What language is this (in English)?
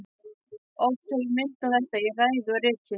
Icelandic